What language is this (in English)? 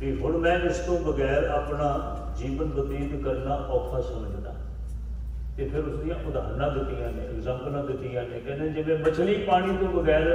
Punjabi